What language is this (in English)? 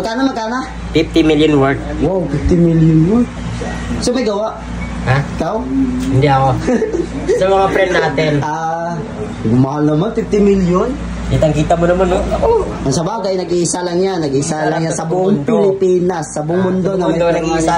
Filipino